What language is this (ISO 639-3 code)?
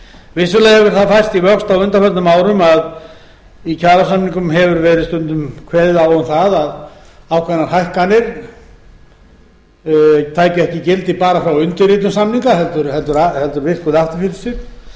isl